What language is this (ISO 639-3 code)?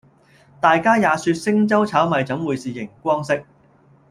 yue